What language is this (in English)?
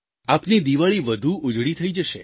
Gujarati